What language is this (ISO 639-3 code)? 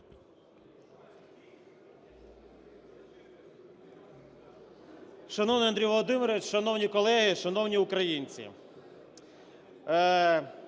ukr